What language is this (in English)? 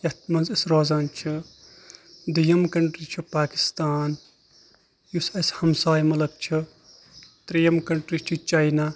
Kashmiri